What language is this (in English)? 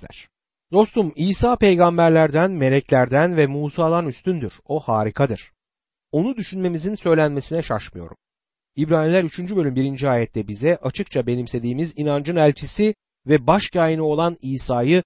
Turkish